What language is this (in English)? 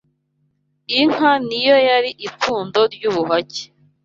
Kinyarwanda